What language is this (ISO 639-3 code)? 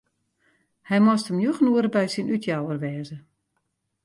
fry